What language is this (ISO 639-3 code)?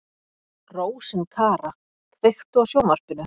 isl